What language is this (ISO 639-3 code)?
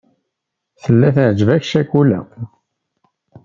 kab